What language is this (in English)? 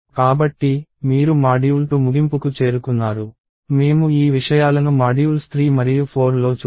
Telugu